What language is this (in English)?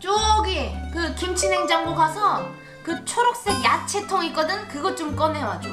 Korean